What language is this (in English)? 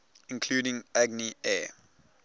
English